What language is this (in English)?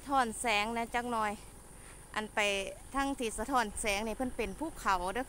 Thai